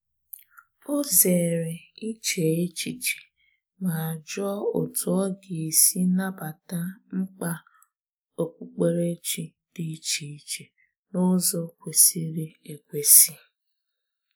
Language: Igbo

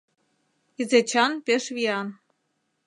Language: Mari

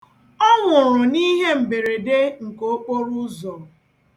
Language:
Igbo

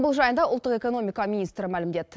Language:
Kazakh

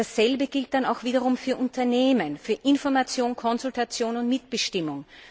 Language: German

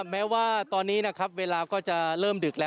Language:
Thai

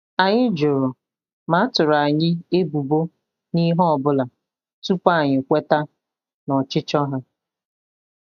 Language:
Igbo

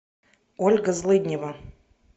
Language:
Russian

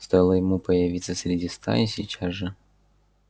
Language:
Russian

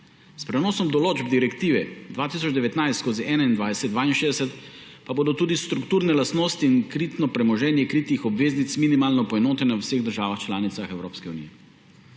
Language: Slovenian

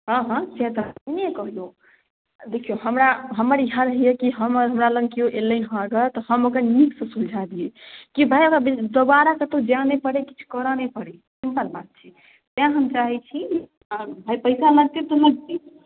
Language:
Maithili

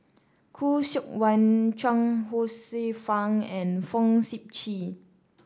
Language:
English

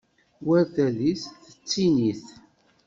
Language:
Kabyle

